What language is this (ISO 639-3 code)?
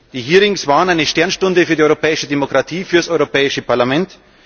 deu